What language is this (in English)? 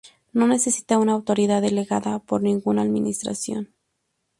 Spanish